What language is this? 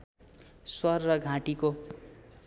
Nepali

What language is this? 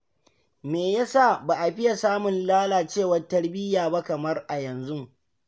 Hausa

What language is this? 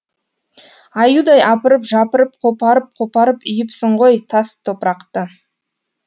Kazakh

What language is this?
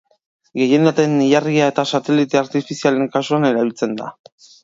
Basque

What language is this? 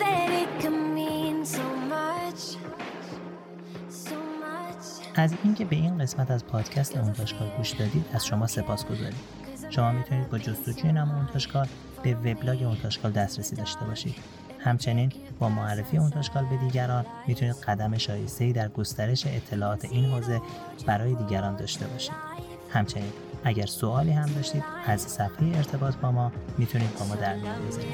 Persian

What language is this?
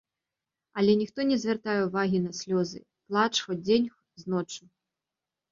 Belarusian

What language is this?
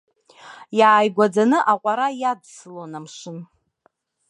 Abkhazian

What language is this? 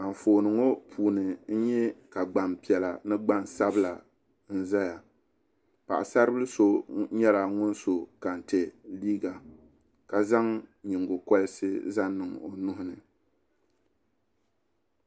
Dagbani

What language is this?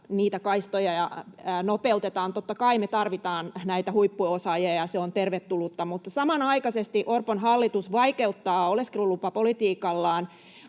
Finnish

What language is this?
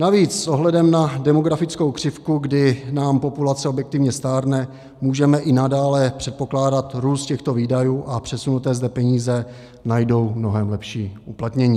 Czech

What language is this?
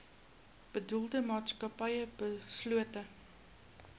Afrikaans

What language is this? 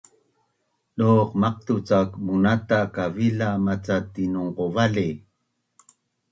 Bunun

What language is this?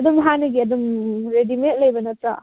Manipuri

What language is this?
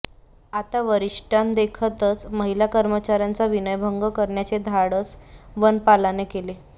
Marathi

